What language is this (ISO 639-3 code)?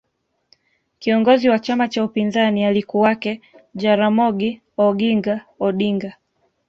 swa